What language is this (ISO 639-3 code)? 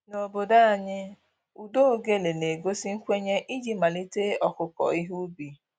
ibo